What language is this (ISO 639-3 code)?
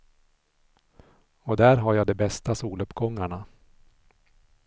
swe